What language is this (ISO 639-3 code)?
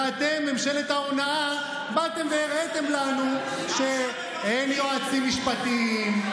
heb